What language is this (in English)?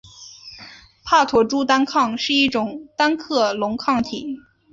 Chinese